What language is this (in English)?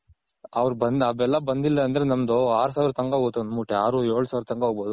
Kannada